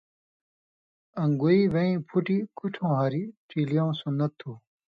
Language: Indus Kohistani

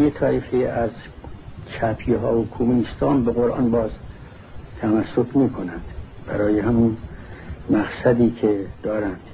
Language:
Persian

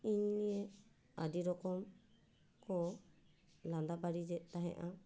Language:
Santali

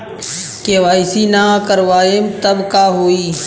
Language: Bhojpuri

